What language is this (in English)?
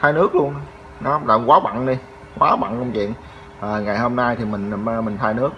Vietnamese